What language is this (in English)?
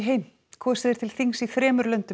Icelandic